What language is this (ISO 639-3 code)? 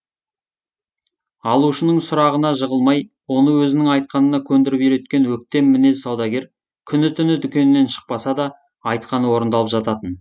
kaz